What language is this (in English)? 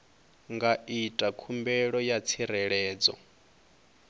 Venda